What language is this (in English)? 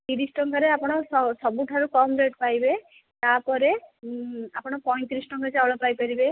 Odia